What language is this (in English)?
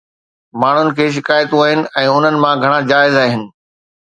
Sindhi